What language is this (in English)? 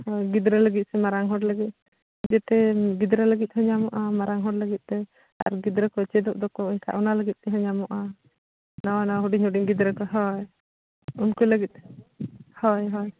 Santali